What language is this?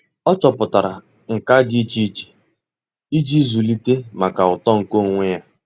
Igbo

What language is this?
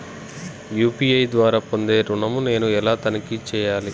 Telugu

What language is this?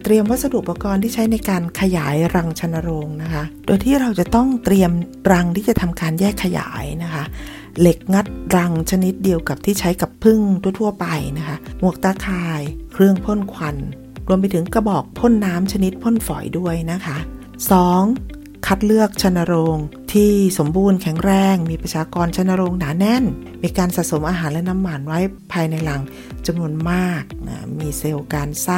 Thai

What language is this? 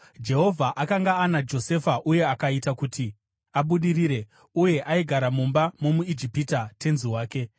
Shona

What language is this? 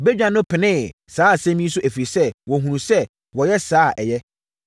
Akan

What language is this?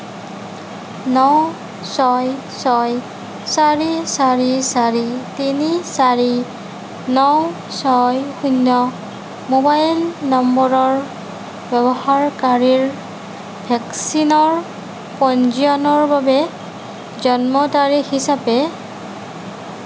Assamese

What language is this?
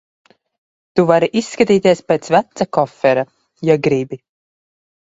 Latvian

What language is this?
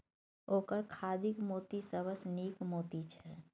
Maithili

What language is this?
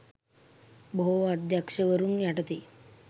Sinhala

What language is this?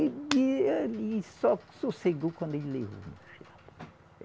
Portuguese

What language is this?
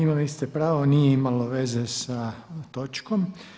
Croatian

